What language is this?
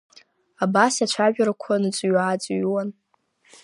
Abkhazian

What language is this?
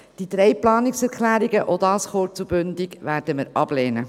Swiss German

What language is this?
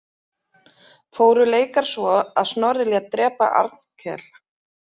Icelandic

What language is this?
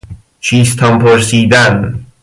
Persian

